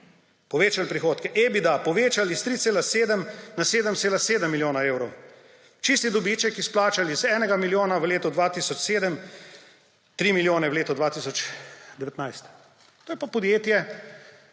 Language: Slovenian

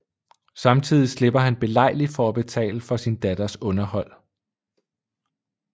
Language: Danish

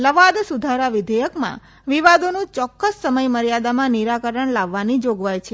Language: Gujarati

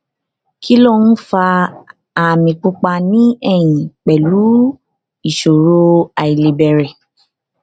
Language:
Yoruba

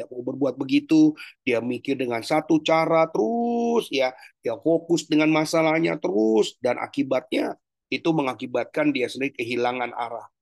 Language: Indonesian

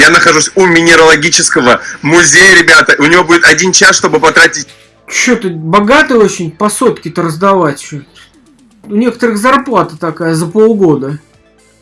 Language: Russian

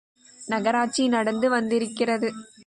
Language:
Tamil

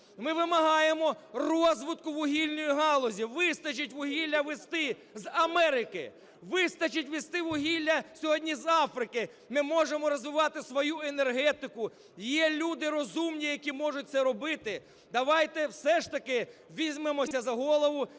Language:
Ukrainian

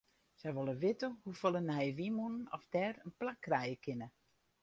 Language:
Western Frisian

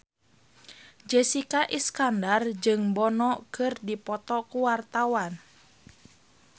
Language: Sundanese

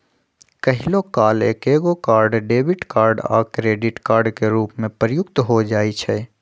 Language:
Magahi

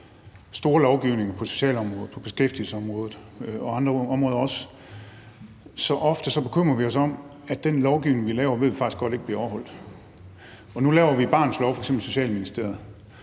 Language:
Danish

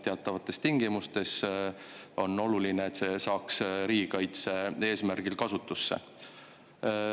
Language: Estonian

